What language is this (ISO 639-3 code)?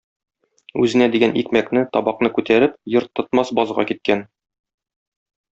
tat